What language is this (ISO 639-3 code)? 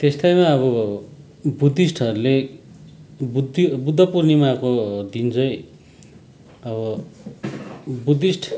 nep